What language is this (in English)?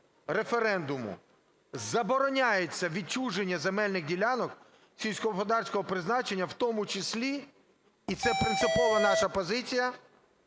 Ukrainian